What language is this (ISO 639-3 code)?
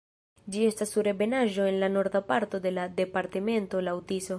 epo